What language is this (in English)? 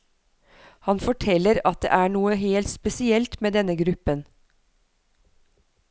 Norwegian